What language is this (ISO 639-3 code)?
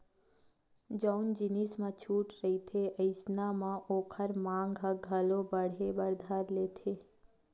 hne